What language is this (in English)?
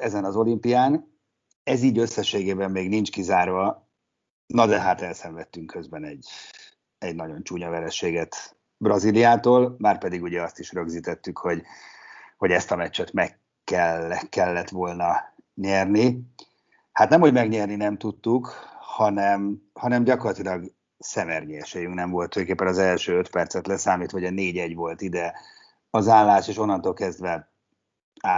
Hungarian